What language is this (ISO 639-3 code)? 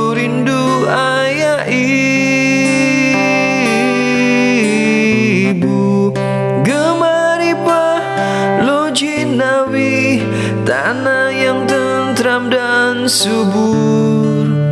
ind